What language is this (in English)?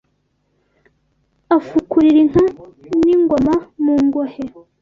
Kinyarwanda